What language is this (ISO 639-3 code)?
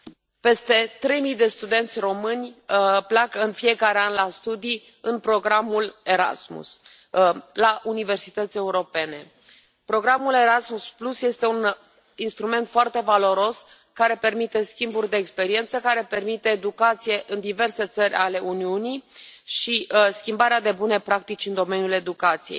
ron